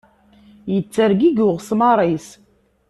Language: Kabyle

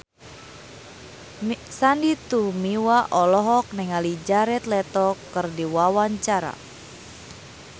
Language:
Sundanese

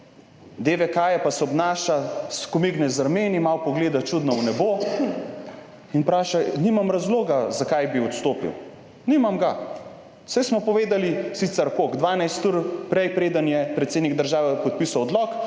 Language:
Slovenian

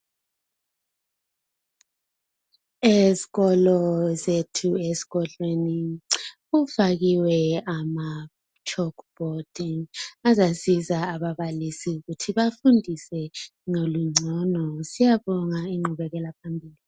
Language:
North Ndebele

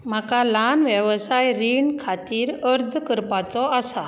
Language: Konkani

